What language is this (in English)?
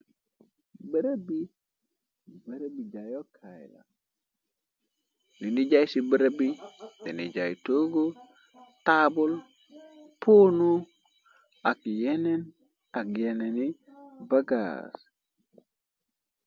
Wolof